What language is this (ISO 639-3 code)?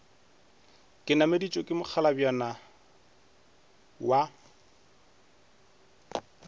nso